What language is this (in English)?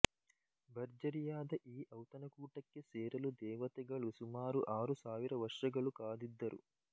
Kannada